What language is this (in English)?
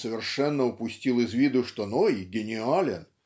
Russian